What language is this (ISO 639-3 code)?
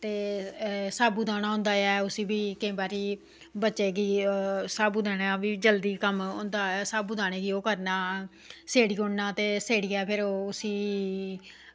doi